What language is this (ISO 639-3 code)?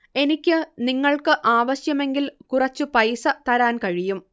mal